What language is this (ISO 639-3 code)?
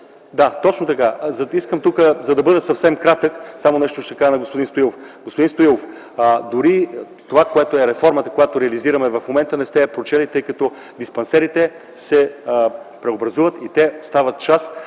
bul